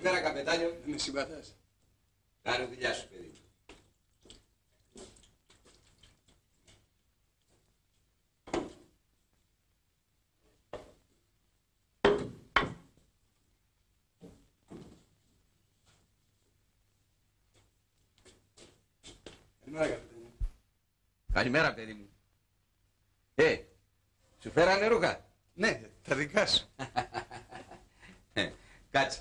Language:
Greek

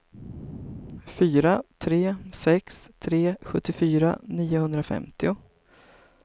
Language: Swedish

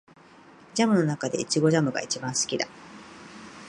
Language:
Japanese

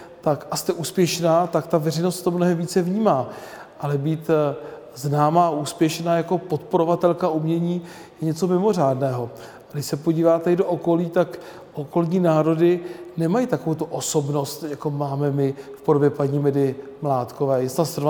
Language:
Czech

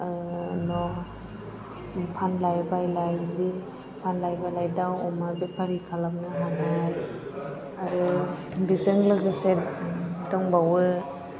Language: Bodo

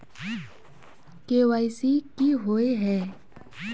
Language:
Magahi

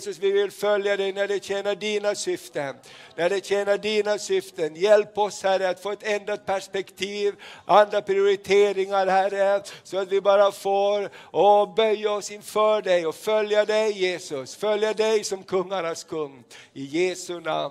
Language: Swedish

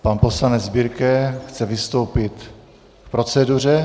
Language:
Czech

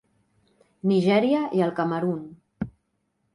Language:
Catalan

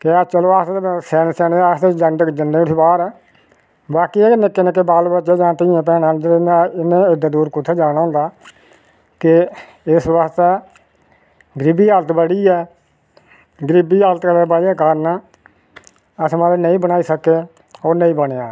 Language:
Dogri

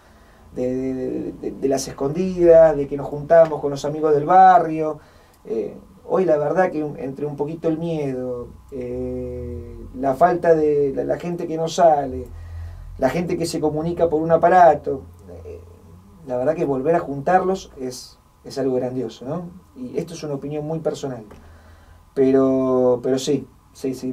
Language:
Spanish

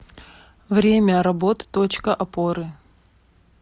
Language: Russian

